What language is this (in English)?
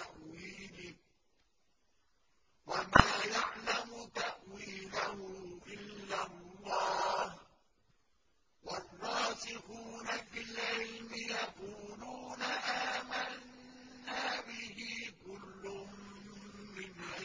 Arabic